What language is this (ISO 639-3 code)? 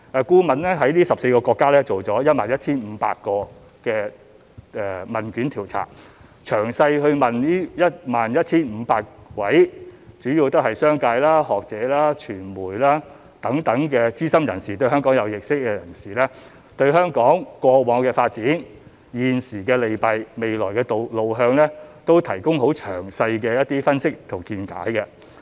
yue